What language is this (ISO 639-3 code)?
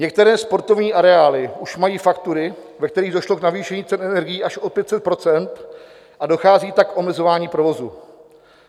ces